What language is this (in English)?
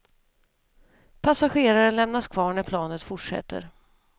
Swedish